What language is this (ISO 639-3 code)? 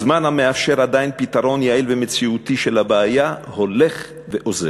heb